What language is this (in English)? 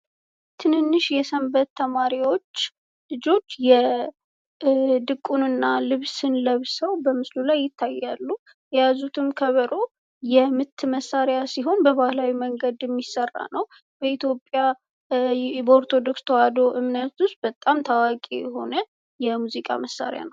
Amharic